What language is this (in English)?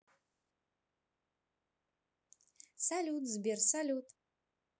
Russian